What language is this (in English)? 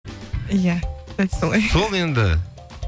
Kazakh